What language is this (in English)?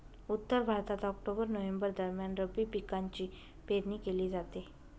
Marathi